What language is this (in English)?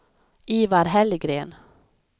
Swedish